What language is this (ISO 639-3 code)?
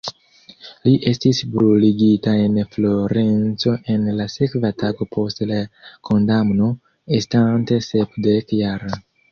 epo